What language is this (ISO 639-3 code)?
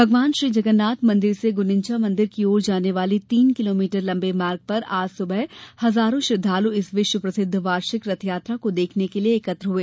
hin